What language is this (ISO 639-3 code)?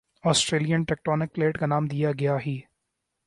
urd